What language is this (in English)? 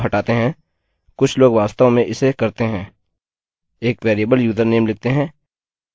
Hindi